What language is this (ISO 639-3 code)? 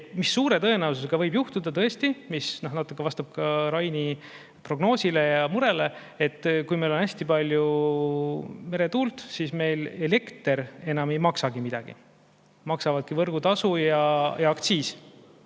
est